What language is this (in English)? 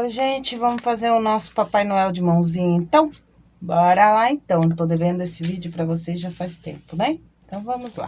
Portuguese